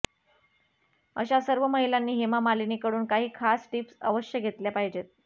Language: Marathi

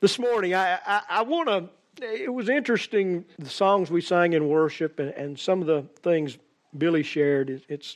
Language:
English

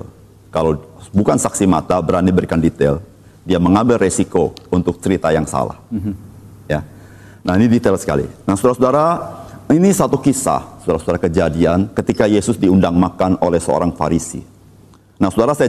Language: Indonesian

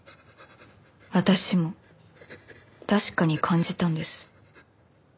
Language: Japanese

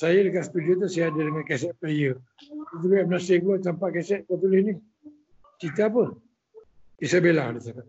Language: Malay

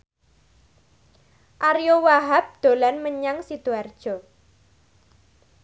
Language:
Javanese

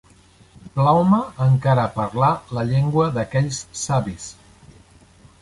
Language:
Catalan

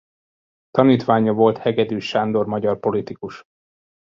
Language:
Hungarian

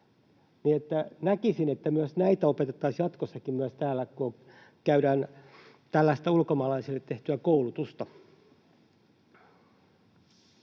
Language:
Finnish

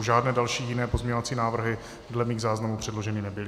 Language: Czech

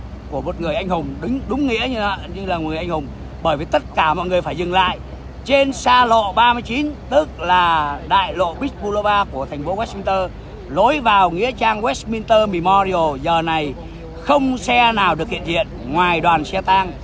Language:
Vietnamese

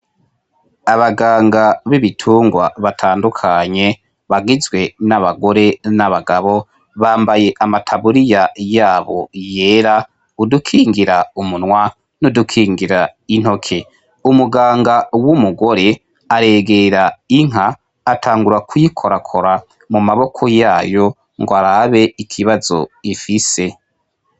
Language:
Rundi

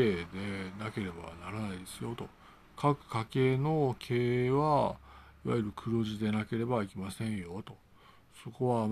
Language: Japanese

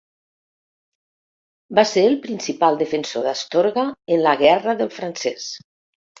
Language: Catalan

